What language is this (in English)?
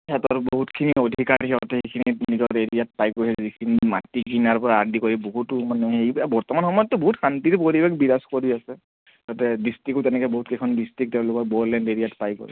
Assamese